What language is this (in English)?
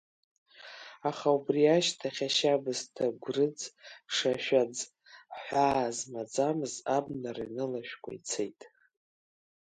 Abkhazian